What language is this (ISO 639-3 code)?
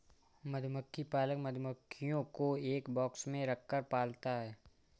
hin